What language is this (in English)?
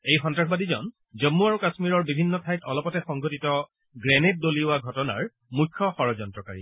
Assamese